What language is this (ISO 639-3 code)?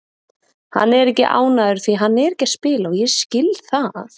isl